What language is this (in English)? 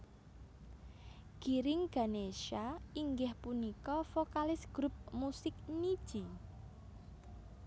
Javanese